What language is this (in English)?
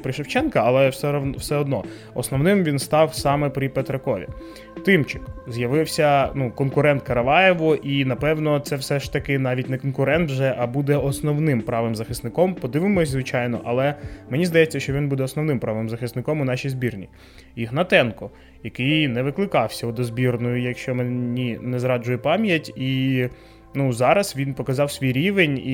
Ukrainian